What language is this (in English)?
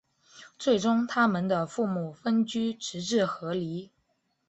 Chinese